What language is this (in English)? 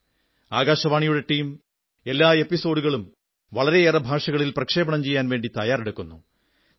Malayalam